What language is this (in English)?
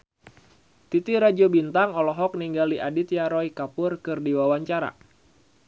Sundanese